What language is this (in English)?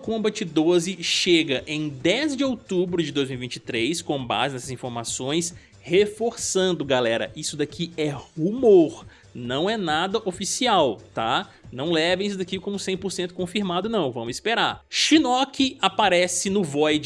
Portuguese